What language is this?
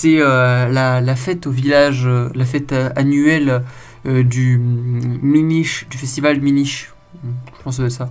French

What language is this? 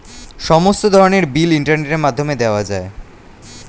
Bangla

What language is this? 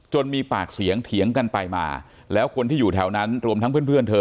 Thai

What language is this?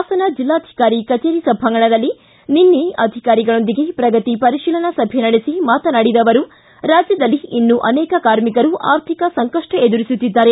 Kannada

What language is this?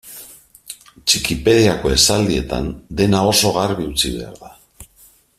Basque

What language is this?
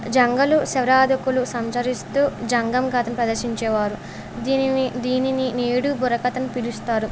Telugu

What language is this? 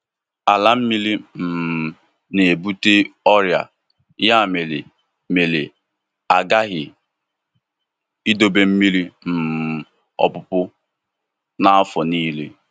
Igbo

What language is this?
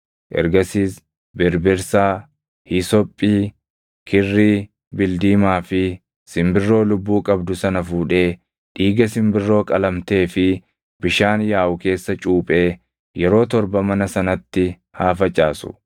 Oromo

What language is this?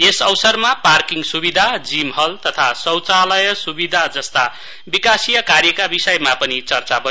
Nepali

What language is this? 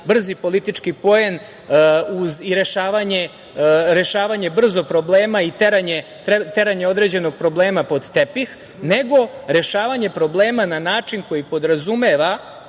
Serbian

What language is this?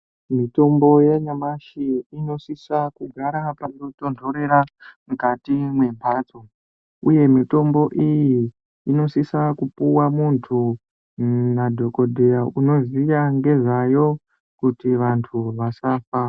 Ndau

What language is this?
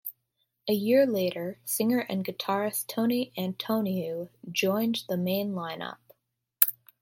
English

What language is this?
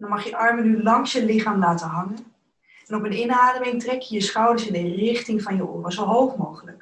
Dutch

